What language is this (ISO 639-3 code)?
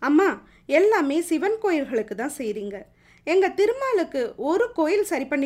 tam